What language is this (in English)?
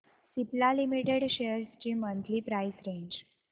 Marathi